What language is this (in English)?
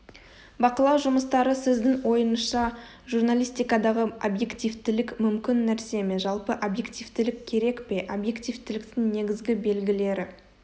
Kazakh